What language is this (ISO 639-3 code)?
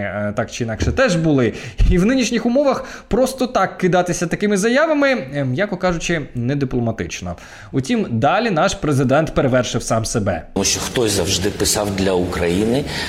ukr